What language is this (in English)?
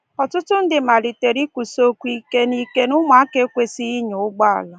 Igbo